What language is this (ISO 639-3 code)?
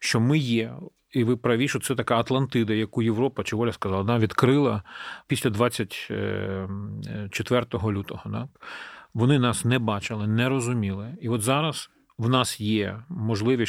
ukr